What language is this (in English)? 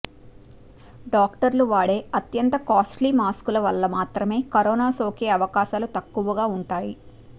Telugu